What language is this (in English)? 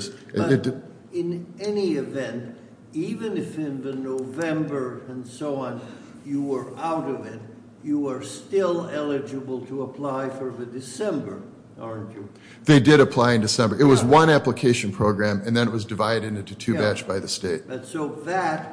English